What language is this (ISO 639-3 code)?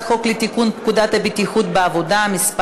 heb